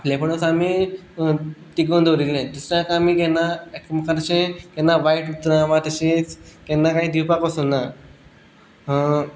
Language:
Konkani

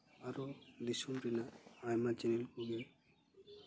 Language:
Santali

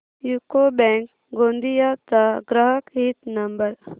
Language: Marathi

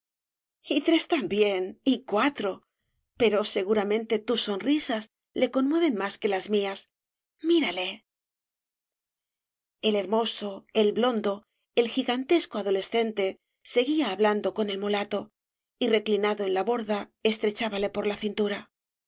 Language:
Spanish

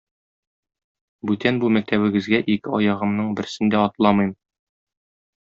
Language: Tatar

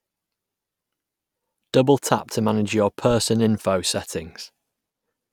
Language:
English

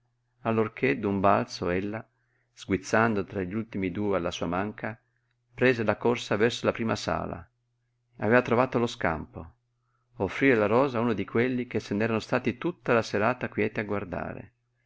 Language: Italian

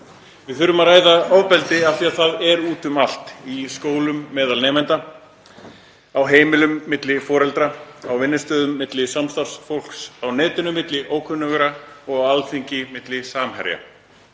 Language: Icelandic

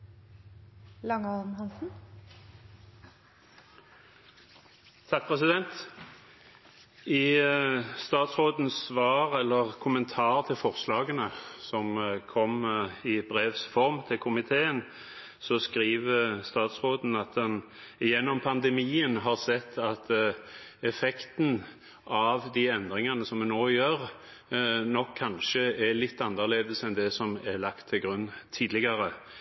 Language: Norwegian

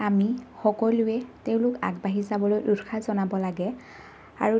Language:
Assamese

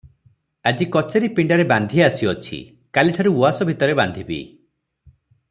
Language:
Odia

